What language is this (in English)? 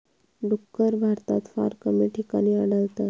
Marathi